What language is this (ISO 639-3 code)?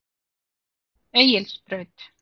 isl